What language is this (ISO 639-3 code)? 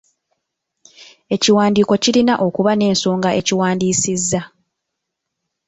lug